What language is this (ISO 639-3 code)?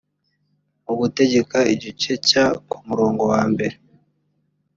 kin